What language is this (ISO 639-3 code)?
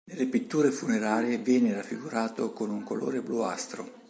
ita